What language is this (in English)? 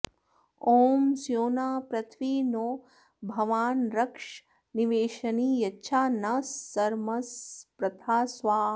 Sanskrit